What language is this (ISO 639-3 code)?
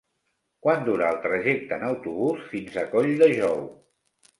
cat